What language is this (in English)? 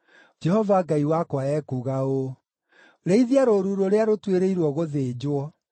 Kikuyu